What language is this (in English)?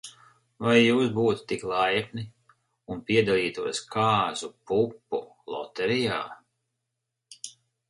Latvian